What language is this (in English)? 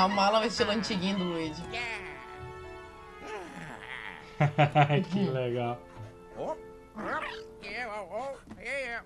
Portuguese